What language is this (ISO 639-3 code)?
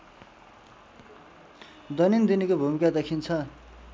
nep